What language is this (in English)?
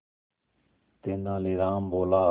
Hindi